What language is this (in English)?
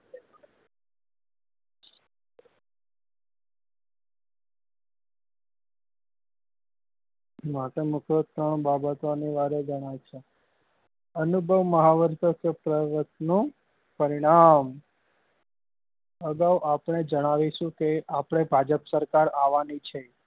Gujarati